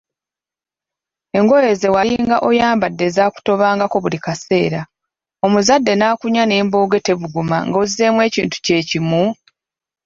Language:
Ganda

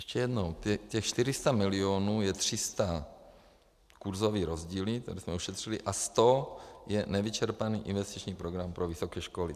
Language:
Czech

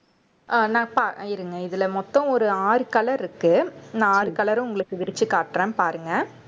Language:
Tamil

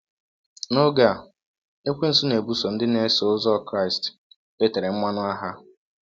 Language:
Igbo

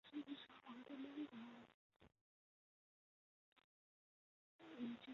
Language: Chinese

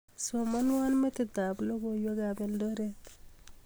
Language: Kalenjin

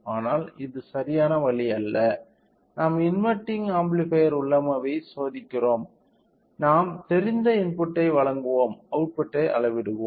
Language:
Tamil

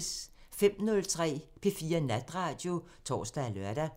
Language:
Danish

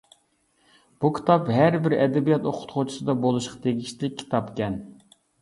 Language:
Uyghur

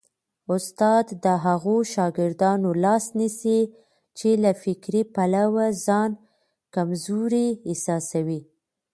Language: Pashto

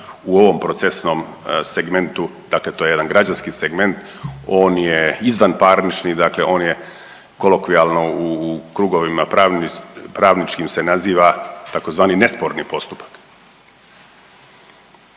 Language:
Croatian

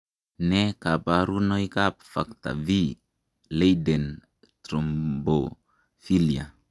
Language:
Kalenjin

